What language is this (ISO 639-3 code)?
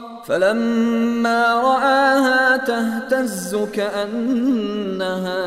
fas